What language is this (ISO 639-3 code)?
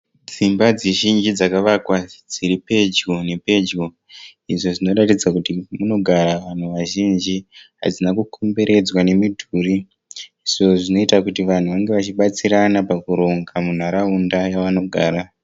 sna